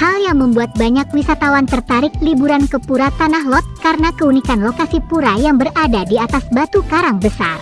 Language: Indonesian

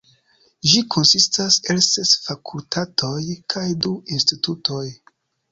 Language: Esperanto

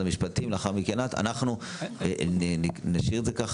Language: Hebrew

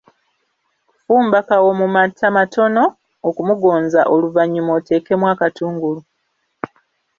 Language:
Ganda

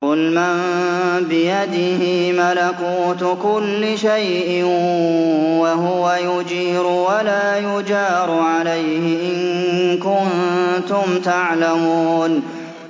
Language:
Arabic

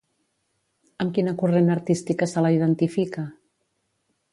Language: Catalan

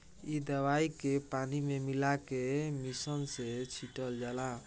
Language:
Bhojpuri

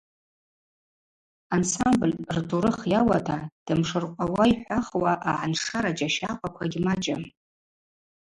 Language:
Abaza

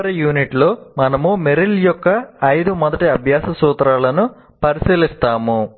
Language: Telugu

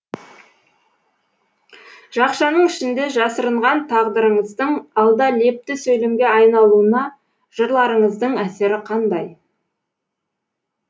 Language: Kazakh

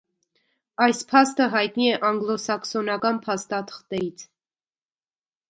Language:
Armenian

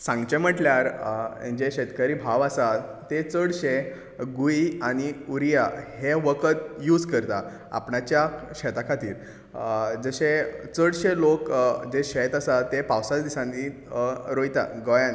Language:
Konkani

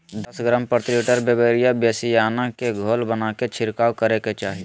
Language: Magahi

